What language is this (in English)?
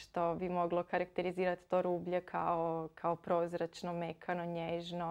Croatian